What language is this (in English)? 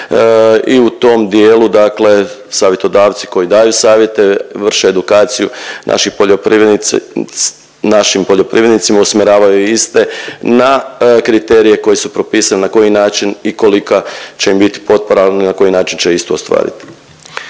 Croatian